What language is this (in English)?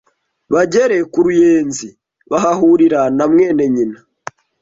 Kinyarwanda